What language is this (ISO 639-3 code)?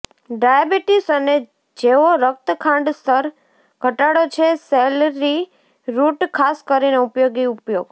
guj